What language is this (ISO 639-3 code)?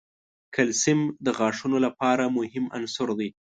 pus